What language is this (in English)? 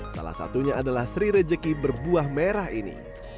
Indonesian